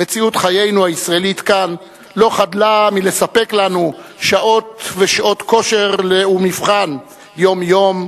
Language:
Hebrew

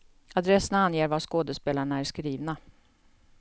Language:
Swedish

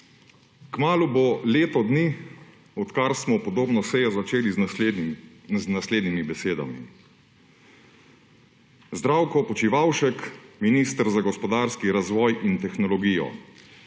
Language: Slovenian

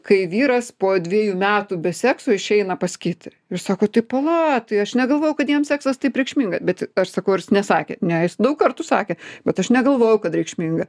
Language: Lithuanian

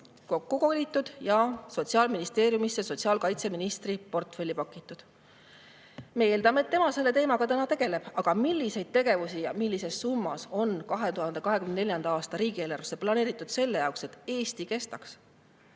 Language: Estonian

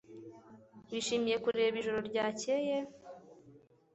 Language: Kinyarwanda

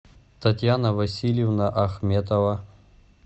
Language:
Russian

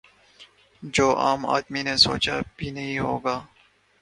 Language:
Urdu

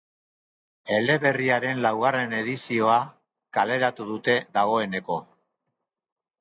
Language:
Basque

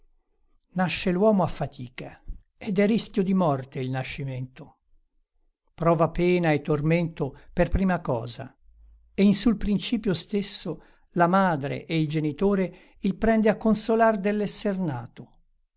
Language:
Italian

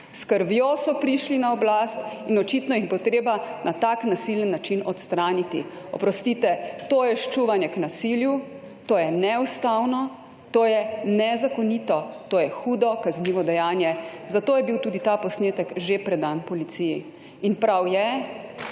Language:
Slovenian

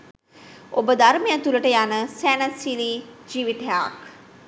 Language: Sinhala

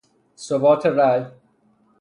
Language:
Persian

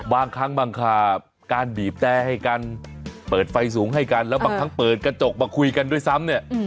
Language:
Thai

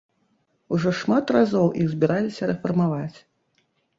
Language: Belarusian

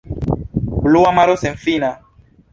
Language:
Esperanto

